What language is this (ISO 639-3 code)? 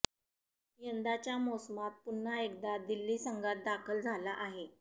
mar